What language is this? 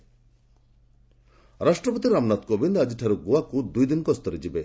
Odia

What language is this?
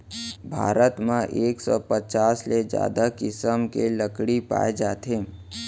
Chhattisgarhi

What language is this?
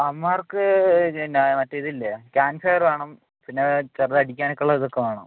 Malayalam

